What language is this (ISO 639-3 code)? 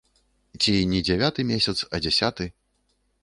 bel